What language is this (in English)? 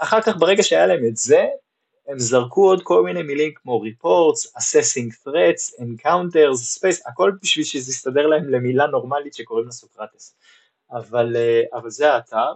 Hebrew